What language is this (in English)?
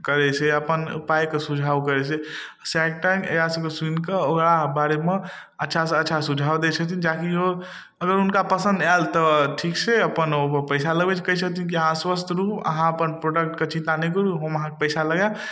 Maithili